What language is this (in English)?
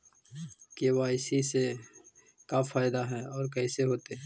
Magahi